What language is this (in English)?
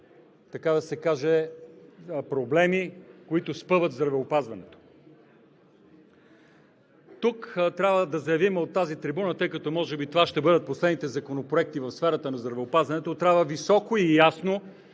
Bulgarian